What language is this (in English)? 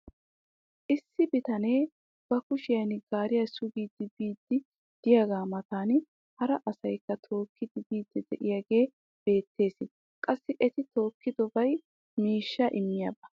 Wolaytta